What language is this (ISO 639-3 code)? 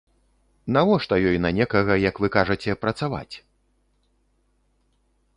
bel